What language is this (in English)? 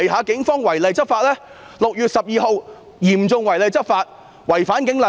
Cantonese